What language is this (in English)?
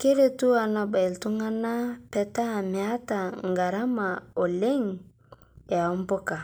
Masai